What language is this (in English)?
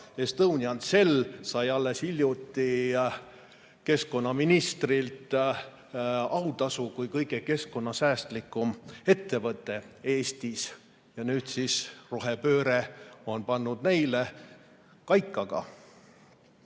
Estonian